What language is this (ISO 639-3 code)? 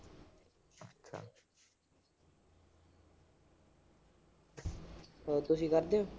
pan